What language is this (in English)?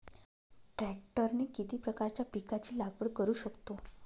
Marathi